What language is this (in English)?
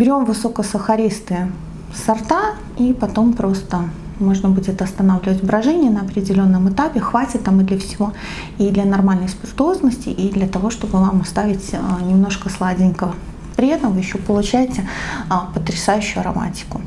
Russian